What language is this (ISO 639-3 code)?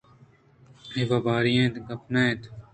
bgp